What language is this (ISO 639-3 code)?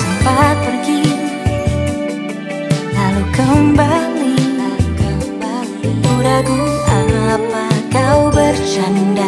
ind